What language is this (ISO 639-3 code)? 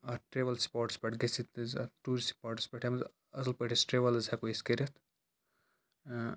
kas